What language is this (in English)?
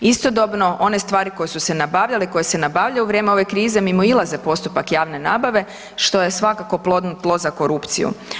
Croatian